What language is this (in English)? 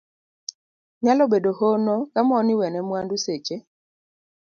Luo (Kenya and Tanzania)